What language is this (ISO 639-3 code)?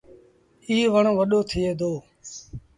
sbn